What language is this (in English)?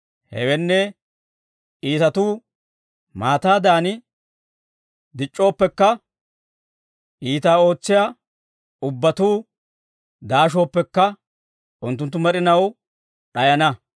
Dawro